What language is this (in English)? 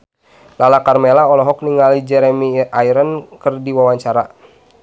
Sundanese